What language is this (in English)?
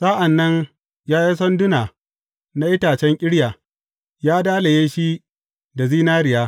Hausa